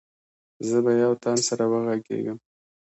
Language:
Pashto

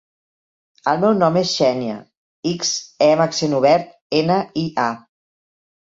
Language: Catalan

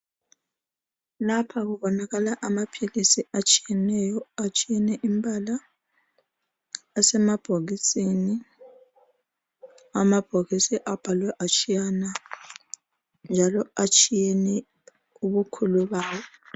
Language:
North Ndebele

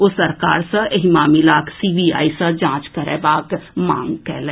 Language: Maithili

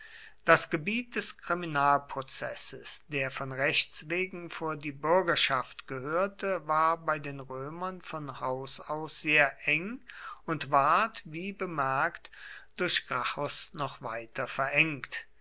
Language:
German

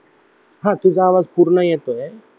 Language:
Marathi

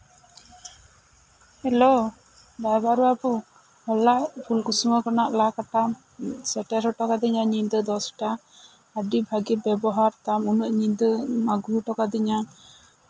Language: Santali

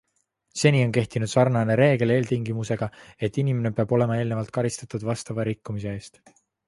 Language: Estonian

